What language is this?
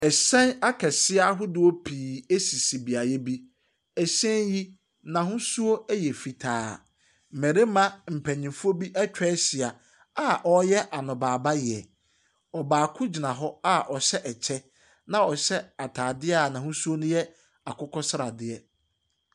Akan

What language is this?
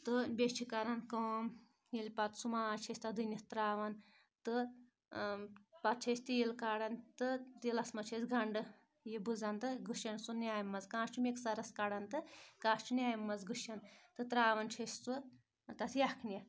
Kashmiri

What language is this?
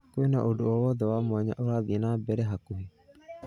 Kikuyu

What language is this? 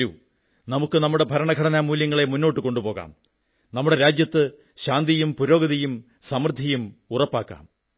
Malayalam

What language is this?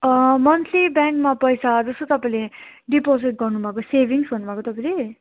Nepali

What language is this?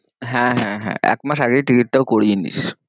Bangla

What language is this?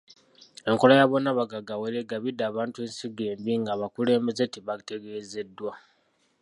Ganda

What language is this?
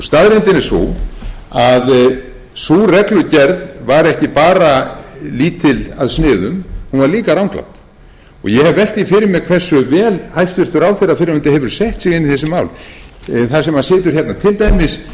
Icelandic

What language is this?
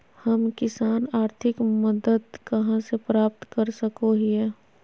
Magahi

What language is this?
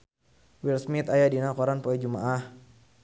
Sundanese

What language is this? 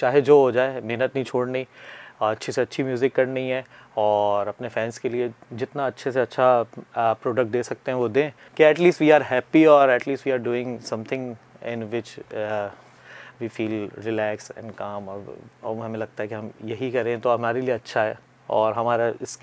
Urdu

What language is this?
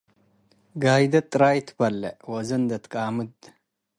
Tigre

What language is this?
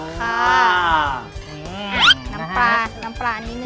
Thai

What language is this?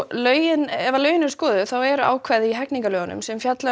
Icelandic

